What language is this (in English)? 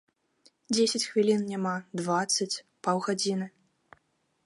Belarusian